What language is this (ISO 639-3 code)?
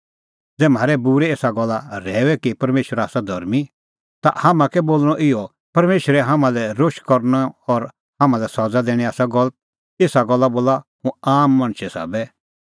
kfx